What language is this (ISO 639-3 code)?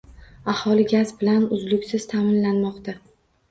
uzb